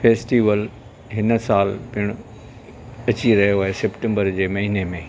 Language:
Sindhi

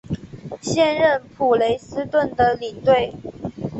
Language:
Chinese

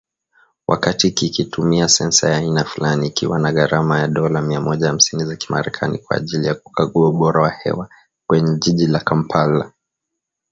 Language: Swahili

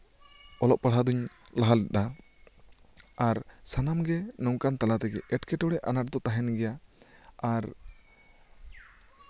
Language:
Santali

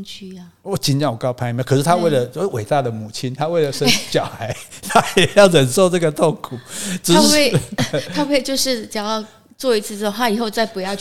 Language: Chinese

